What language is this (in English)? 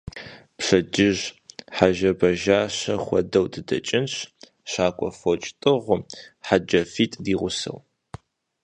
Kabardian